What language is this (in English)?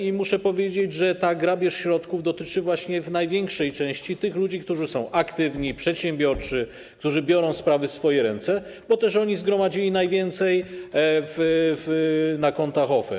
Polish